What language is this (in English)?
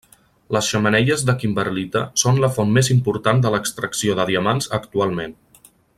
Catalan